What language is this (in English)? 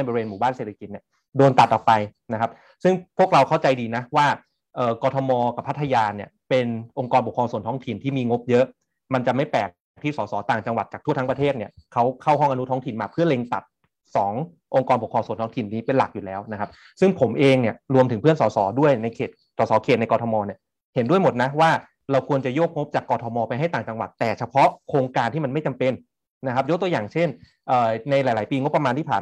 Thai